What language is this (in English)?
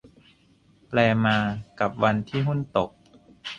Thai